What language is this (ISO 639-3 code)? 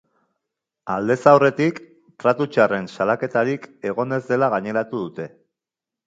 eus